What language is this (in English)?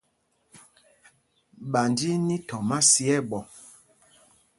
Mpumpong